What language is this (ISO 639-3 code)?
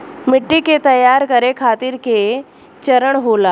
bho